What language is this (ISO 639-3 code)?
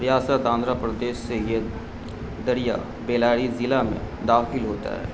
urd